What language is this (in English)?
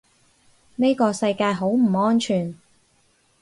Cantonese